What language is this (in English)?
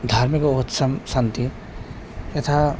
Sanskrit